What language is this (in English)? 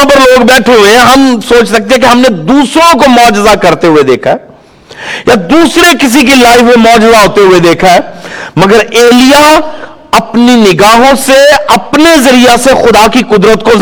Urdu